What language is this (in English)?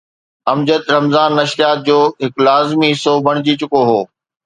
Sindhi